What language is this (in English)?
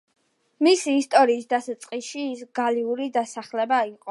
Georgian